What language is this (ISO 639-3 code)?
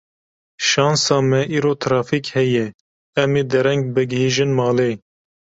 kur